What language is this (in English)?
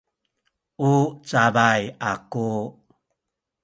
Sakizaya